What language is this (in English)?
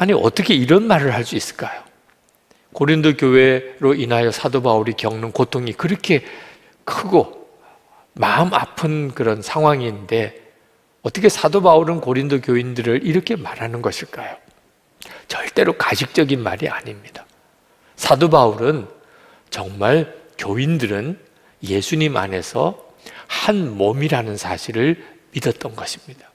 Korean